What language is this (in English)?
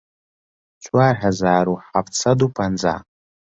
Central Kurdish